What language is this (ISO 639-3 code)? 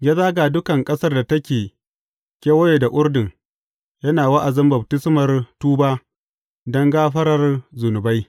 hau